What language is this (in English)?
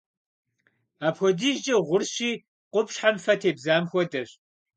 Kabardian